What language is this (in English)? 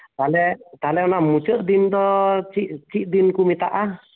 Santali